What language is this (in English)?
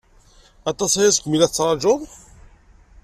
Kabyle